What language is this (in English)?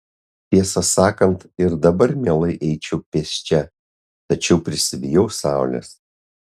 Lithuanian